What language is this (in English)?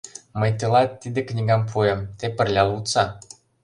Mari